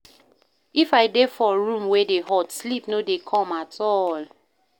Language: Nigerian Pidgin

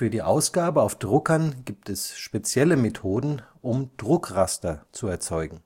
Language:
German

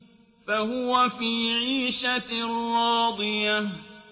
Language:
Arabic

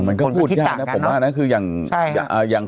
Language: Thai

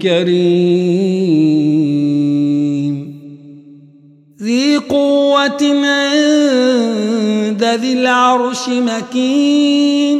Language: Arabic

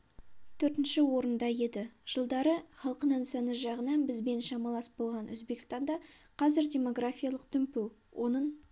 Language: Kazakh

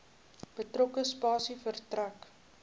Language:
Afrikaans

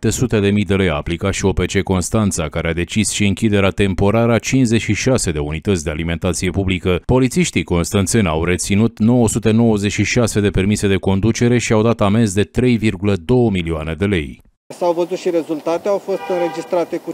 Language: Romanian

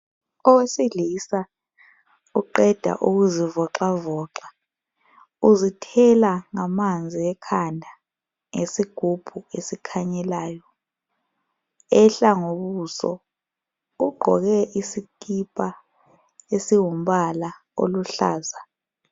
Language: North Ndebele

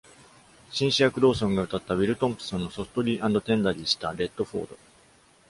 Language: Japanese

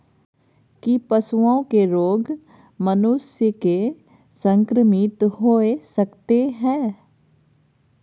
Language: Maithili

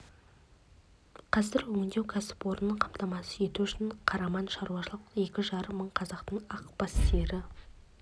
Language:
Kazakh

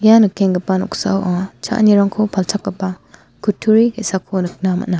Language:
Garo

